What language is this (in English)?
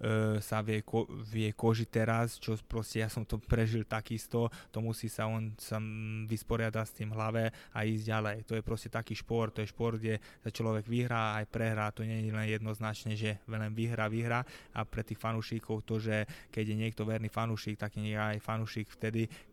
Slovak